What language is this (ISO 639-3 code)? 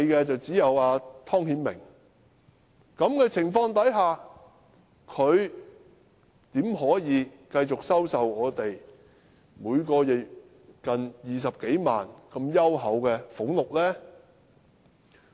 yue